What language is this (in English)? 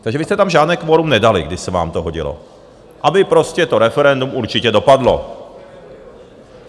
Czech